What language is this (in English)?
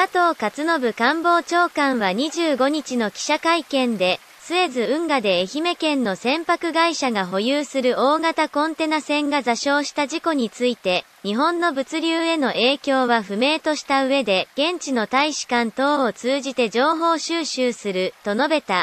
Japanese